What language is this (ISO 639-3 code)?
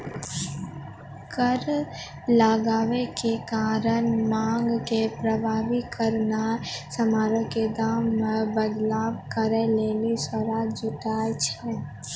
mai